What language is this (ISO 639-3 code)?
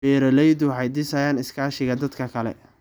som